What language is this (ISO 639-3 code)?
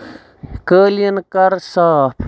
kas